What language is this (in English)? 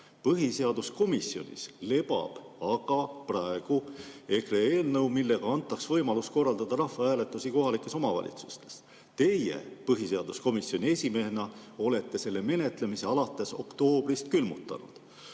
Estonian